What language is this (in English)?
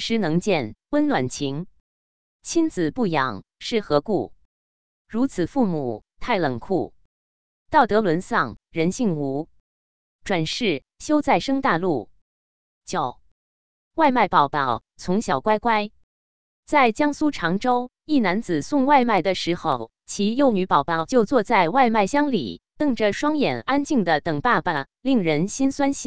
Chinese